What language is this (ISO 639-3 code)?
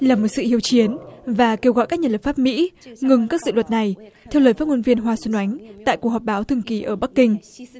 vie